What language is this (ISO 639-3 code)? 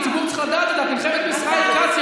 heb